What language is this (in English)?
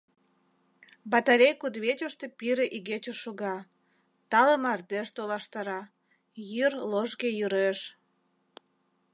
Mari